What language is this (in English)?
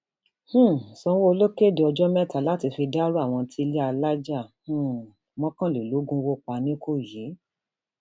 Yoruba